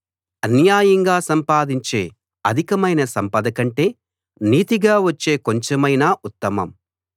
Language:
Telugu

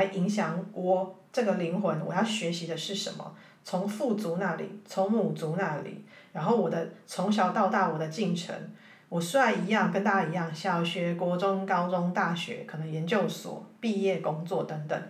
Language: Chinese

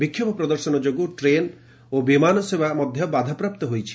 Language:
Odia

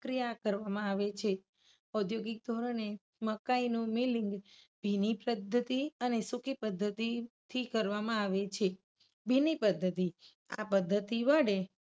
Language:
Gujarati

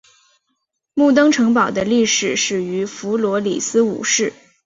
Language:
Chinese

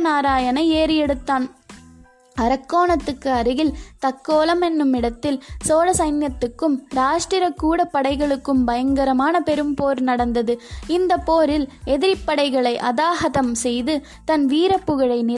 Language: Tamil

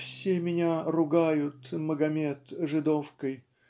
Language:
Russian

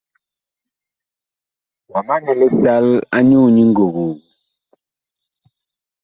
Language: Bakoko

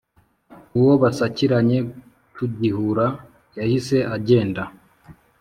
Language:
Kinyarwanda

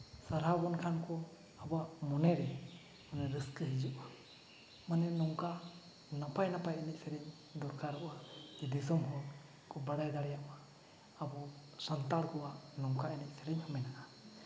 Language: Santali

